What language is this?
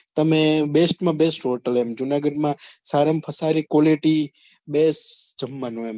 Gujarati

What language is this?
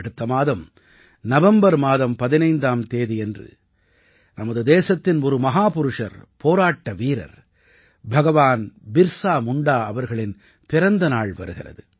Tamil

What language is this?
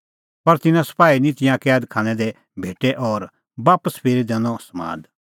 Kullu Pahari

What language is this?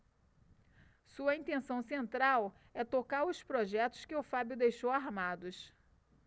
Portuguese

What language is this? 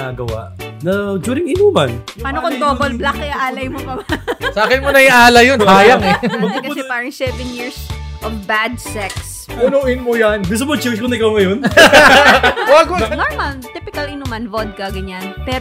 Filipino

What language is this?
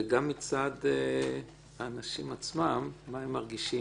Hebrew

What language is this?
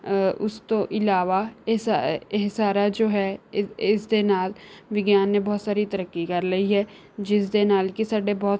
Punjabi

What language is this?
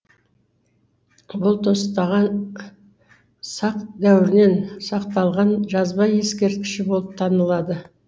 Kazakh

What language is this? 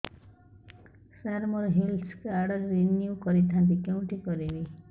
Odia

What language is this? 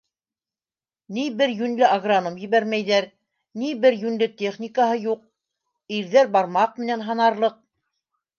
Bashkir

